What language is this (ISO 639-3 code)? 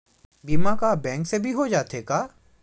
hne